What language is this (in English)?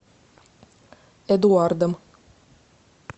Russian